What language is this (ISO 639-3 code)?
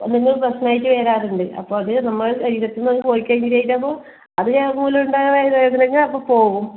mal